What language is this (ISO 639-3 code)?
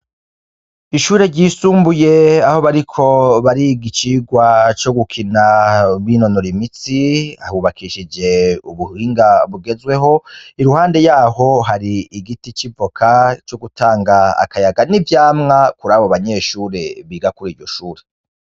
run